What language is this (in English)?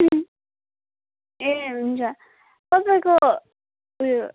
Nepali